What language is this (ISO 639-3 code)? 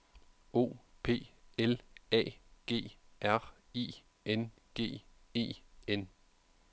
dan